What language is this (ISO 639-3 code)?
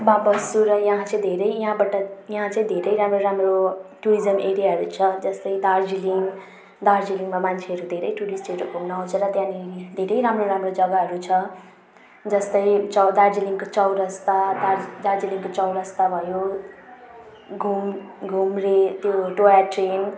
nep